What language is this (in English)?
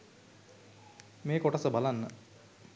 Sinhala